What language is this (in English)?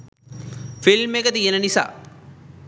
Sinhala